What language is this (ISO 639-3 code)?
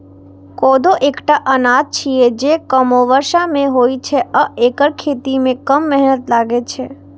mai